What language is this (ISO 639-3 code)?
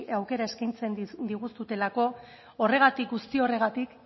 eus